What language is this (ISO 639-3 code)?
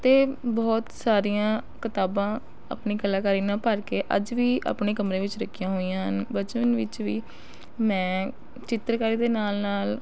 pan